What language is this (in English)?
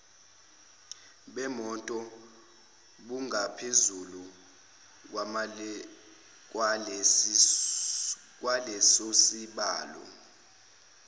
Zulu